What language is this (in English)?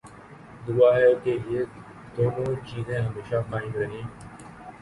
Urdu